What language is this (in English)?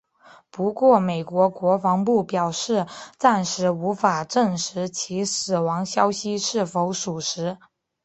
Chinese